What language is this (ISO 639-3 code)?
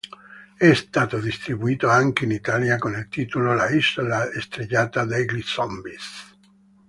ita